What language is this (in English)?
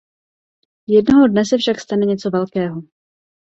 Czech